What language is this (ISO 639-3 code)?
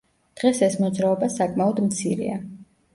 kat